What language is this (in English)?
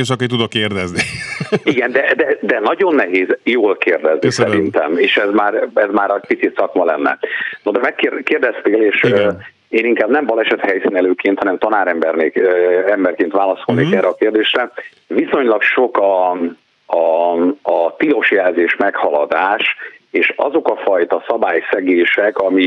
Hungarian